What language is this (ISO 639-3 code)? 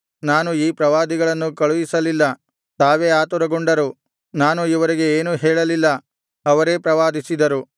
kan